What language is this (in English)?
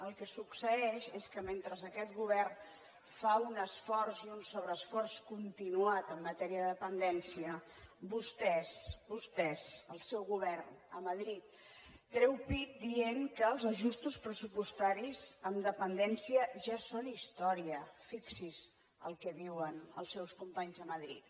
Catalan